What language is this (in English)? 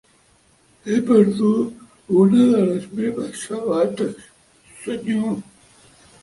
Catalan